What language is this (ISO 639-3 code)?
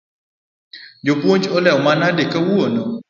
luo